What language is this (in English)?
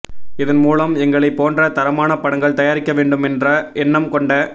Tamil